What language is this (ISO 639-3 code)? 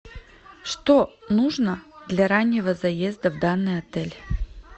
rus